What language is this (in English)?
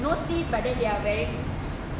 English